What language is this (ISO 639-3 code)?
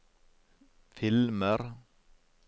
nor